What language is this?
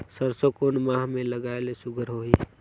Chhattisgarhi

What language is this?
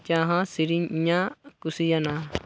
Santali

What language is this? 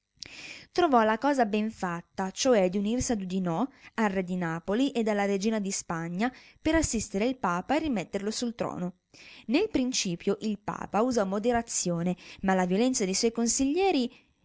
Italian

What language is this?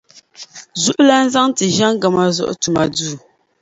Dagbani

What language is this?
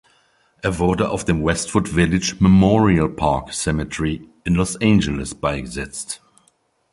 German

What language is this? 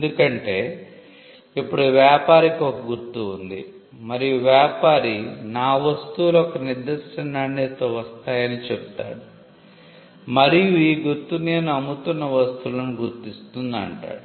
Telugu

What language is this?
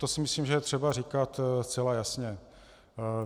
Czech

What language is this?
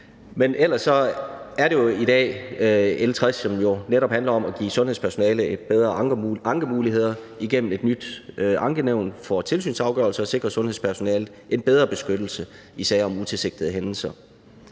Danish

